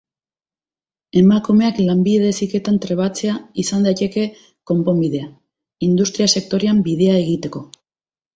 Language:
Basque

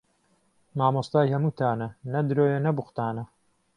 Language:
Central Kurdish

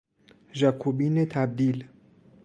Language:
Persian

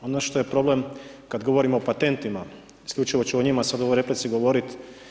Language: Croatian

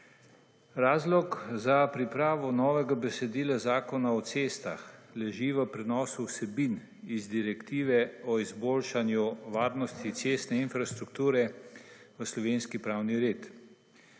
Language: Slovenian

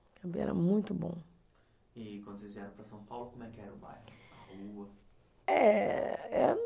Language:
Portuguese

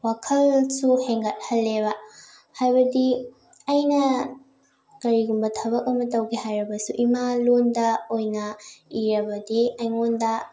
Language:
Manipuri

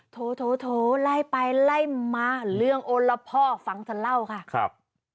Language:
Thai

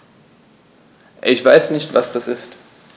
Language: German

